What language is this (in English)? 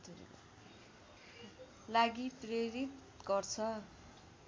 Nepali